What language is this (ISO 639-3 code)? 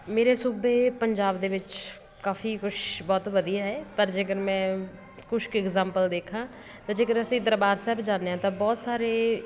pan